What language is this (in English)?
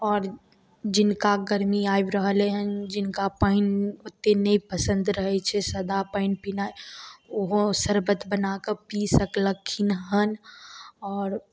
Maithili